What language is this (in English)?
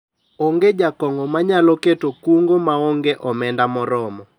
Luo (Kenya and Tanzania)